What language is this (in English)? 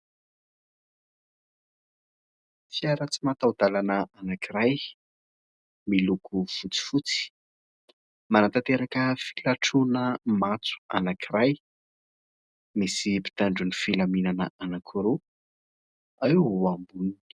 Malagasy